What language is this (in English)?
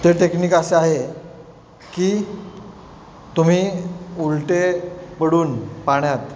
Marathi